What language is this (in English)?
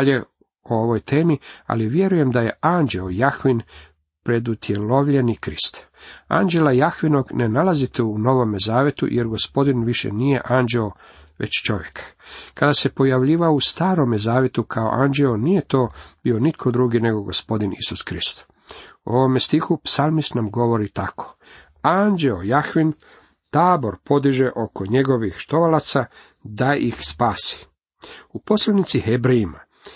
Croatian